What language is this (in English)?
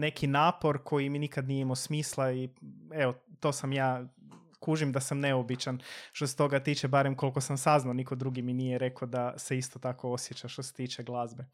Croatian